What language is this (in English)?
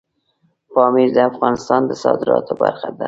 Pashto